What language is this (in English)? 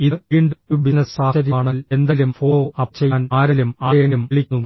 Malayalam